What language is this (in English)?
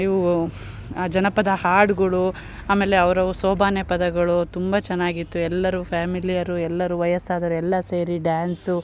Kannada